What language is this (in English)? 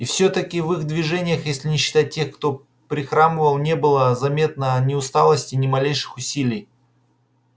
Russian